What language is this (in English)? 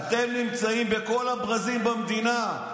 Hebrew